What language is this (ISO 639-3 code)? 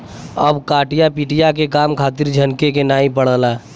bho